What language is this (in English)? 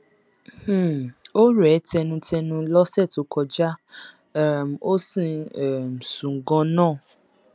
Yoruba